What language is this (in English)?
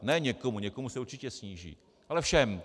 Czech